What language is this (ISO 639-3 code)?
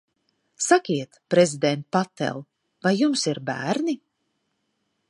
lav